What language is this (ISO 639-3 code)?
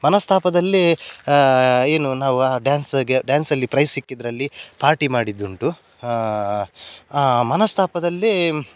kan